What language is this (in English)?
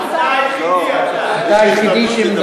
Hebrew